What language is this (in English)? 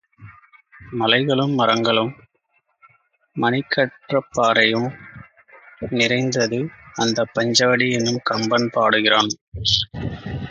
Tamil